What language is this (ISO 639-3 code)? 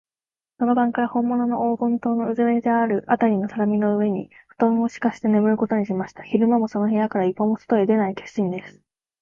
jpn